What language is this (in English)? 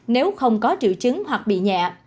Vietnamese